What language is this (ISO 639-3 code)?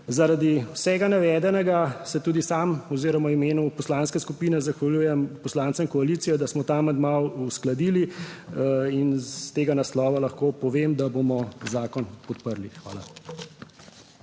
slv